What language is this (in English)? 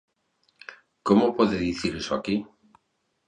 Galician